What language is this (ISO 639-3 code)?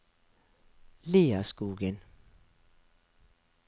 nor